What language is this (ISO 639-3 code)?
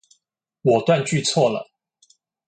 zho